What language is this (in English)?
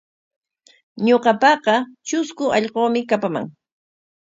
Corongo Ancash Quechua